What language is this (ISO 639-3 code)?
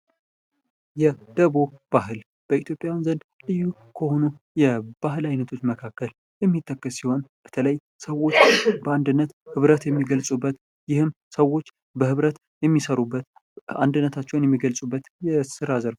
amh